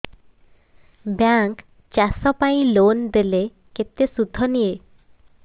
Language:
Odia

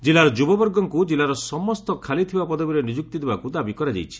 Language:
Odia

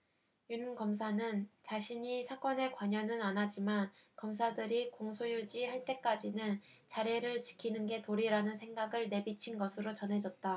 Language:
Korean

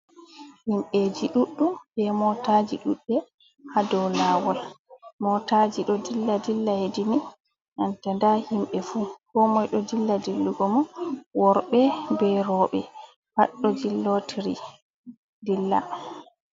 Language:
Fula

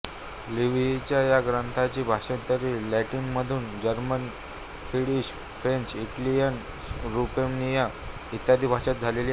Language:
Marathi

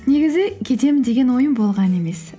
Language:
Kazakh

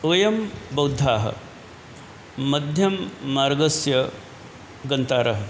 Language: Sanskrit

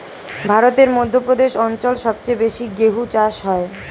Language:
Bangla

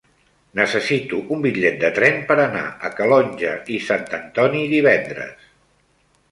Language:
Catalan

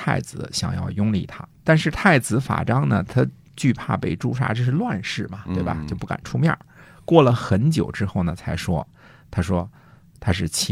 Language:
Chinese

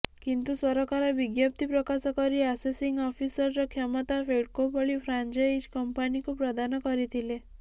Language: Odia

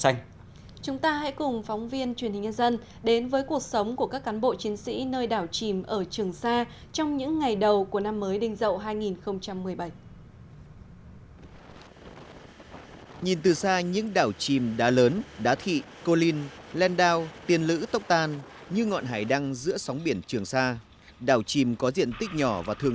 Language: Vietnamese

